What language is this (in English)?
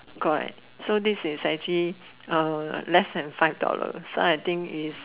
English